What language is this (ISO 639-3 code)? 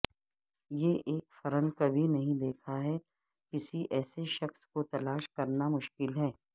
urd